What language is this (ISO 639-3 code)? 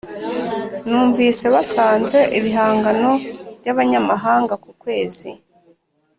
kin